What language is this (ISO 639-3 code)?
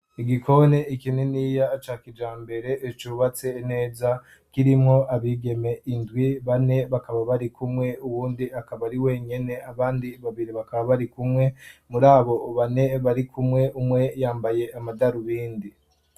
run